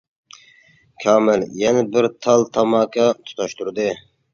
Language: Uyghur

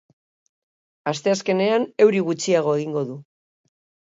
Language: Basque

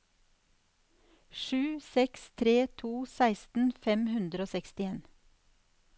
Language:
Norwegian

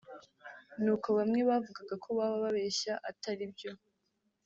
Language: Kinyarwanda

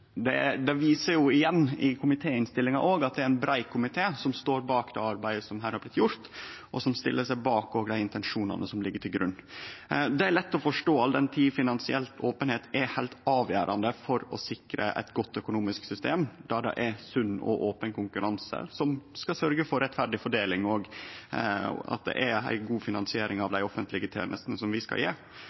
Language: Norwegian Nynorsk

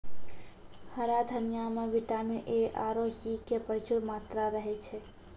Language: Maithili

